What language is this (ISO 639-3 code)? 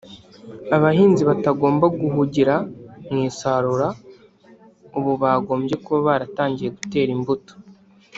kin